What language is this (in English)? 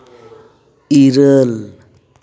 Santali